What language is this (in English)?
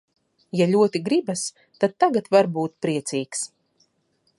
Latvian